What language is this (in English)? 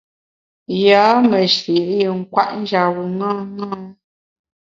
Bamun